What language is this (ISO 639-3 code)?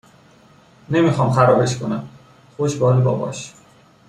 fas